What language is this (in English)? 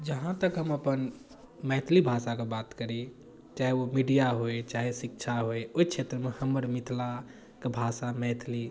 Maithili